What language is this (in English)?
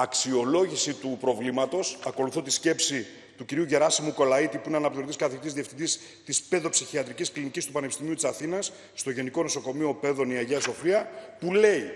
Greek